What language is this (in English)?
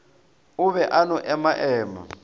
Northern Sotho